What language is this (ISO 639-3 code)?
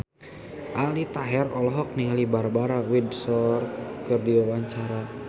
sun